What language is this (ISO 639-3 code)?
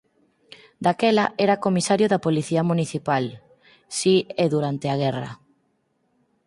glg